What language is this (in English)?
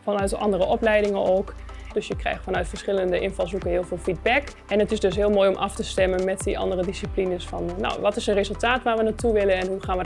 Dutch